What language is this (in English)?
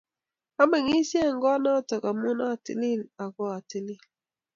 Kalenjin